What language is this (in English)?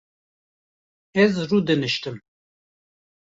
Kurdish